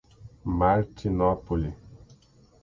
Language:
Portuguese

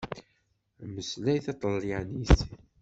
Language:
Kabyle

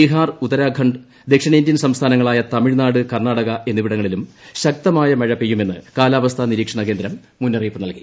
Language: Malayalam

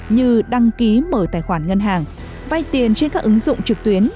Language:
Vietnamese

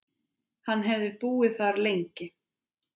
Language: Icelandic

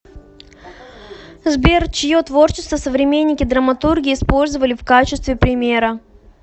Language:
Russian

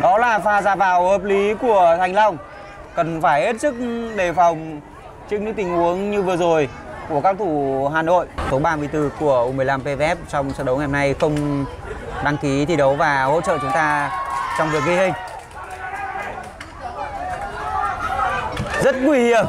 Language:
Vietnamese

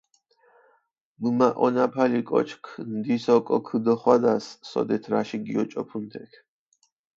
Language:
Mingrelian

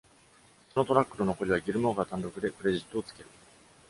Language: Japanese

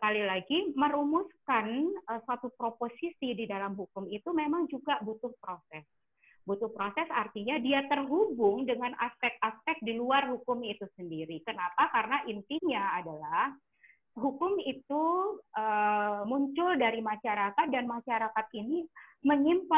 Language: Indonesian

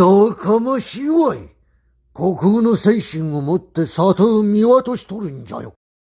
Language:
Japanese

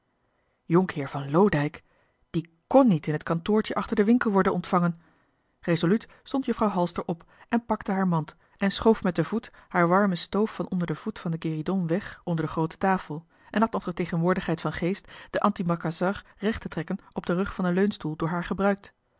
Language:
Dutch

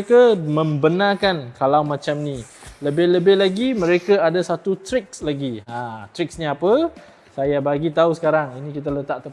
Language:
Malay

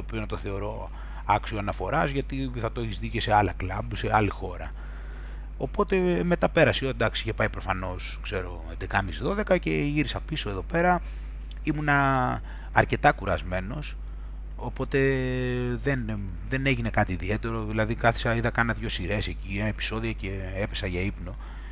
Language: Greek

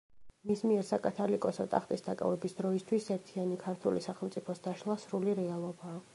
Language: Georgian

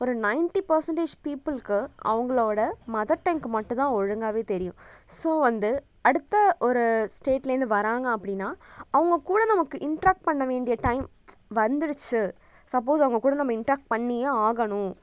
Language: Tamil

